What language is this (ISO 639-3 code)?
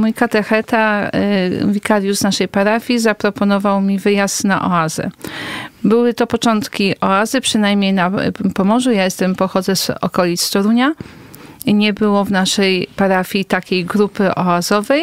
pol